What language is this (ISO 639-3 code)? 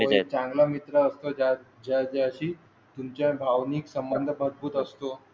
mar